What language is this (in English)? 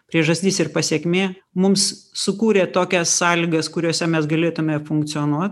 Lithuanian